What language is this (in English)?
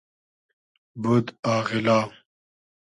Hazaragi